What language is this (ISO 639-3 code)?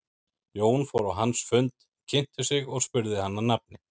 isl